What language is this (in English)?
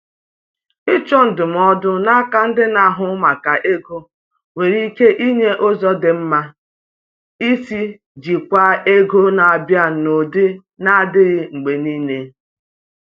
Igbo